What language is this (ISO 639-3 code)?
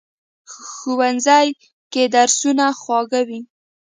pus